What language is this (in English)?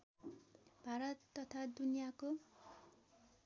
Nepali